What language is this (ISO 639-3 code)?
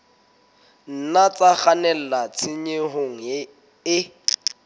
sot